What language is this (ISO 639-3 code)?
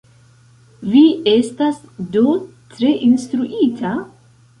epo